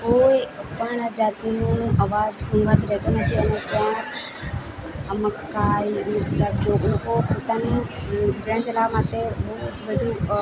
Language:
Gujarati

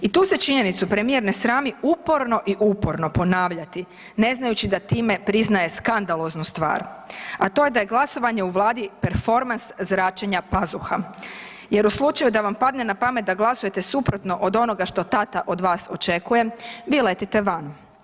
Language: Croatian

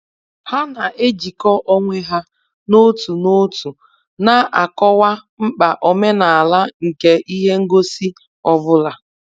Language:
Igbo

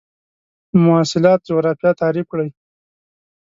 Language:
Pashto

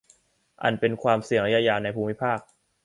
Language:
Thai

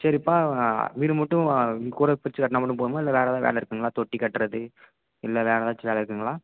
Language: Tamil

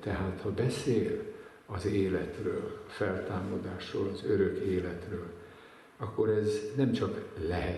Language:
Hungarian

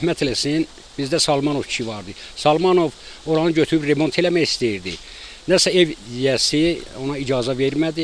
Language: Turkish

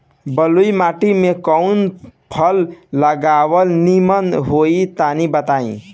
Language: Bhojpuri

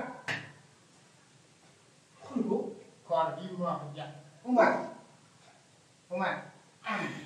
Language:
Indonesian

